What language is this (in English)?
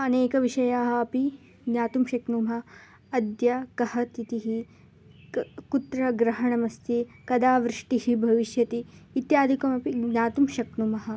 Sanskrit